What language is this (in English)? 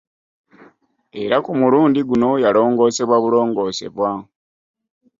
Ganda